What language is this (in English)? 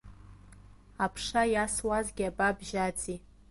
Abkhazian